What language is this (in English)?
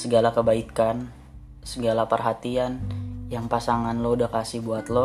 Indonesian